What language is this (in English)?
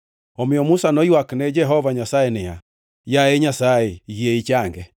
Luo (Kenya and Tanzania)